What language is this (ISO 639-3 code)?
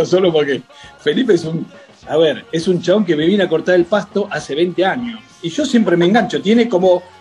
spa